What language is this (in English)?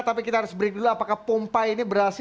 Indonesian